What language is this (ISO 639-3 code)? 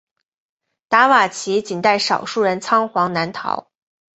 zho